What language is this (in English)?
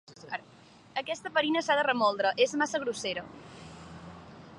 Catalan